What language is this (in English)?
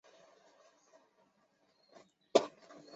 Chinese